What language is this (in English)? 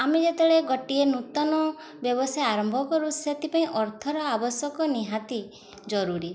Odia